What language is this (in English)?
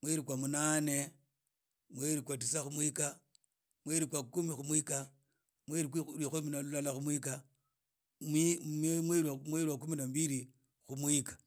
Idakho-Isukha-Tiriki